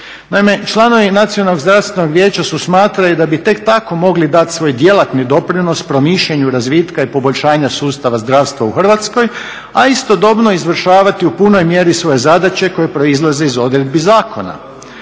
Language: Croatian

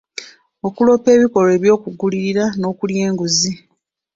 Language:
Ganda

